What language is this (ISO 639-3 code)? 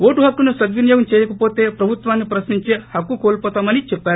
tel